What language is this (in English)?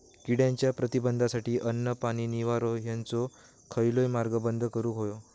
Marathi